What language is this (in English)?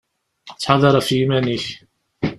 Kabyle